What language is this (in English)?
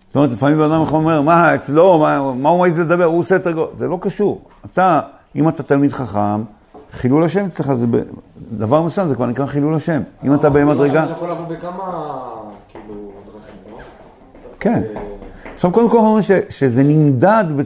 Hebrew